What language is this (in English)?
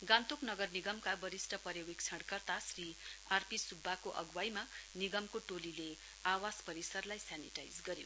Nepali